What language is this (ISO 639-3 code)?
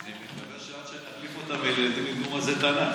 heb